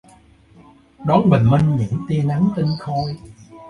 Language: Vietnamese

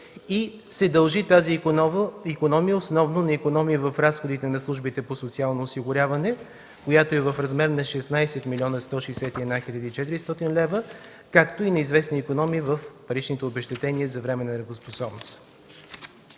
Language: Bulgarian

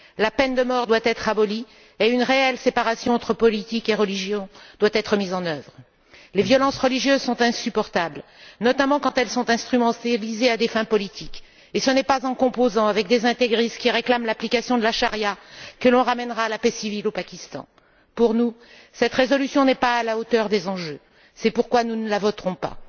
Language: French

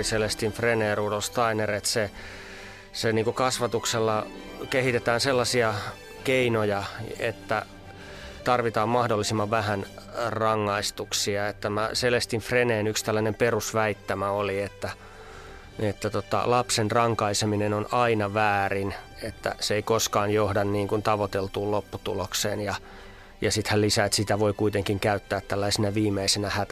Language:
Finnish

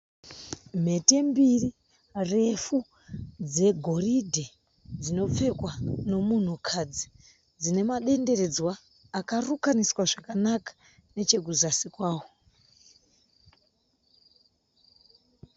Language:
Shona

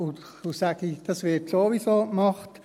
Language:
Swiss German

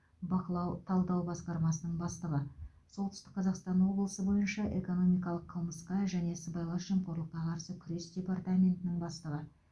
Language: Kazakh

